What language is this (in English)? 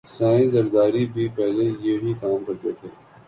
Urdu